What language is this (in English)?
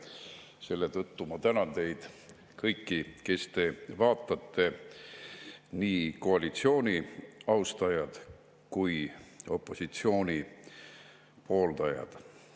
Estonian